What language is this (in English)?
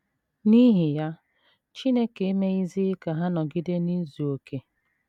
Igbo